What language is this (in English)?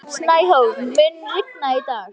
Icelandic